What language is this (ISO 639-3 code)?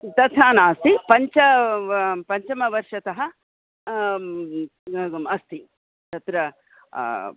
san